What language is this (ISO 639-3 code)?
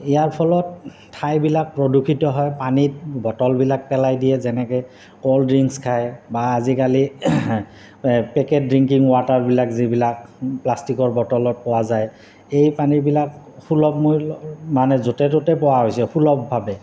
asm